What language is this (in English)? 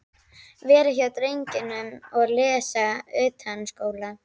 Icelandic